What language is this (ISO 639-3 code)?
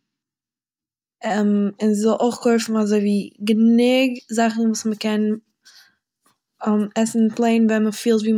yid